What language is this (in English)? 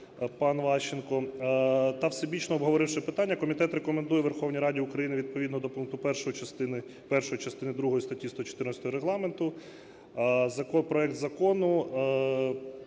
Ukrainian